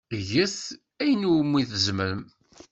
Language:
Kabyle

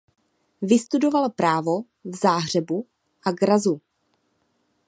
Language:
Czech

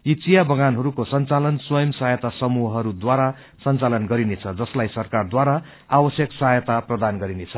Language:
Nepali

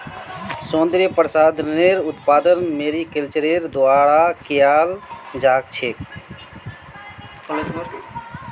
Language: Magahi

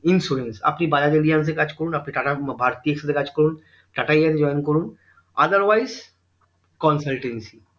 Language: Bangla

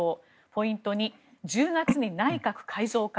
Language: Japanese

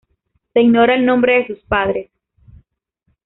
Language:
Spanish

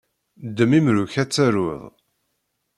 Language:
Kabyle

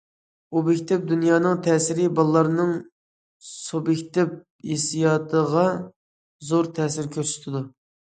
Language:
Uyghur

